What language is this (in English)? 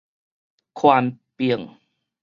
Min Nan Chinese